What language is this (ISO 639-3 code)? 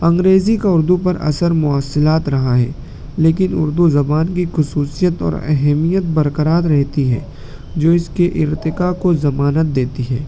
urd